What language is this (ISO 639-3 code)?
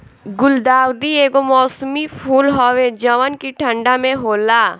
bho